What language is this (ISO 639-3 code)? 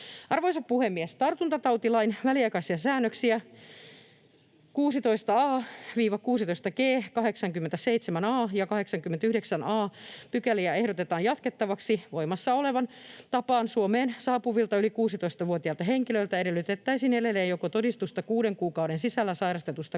fin